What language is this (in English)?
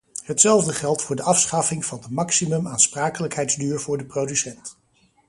Dutch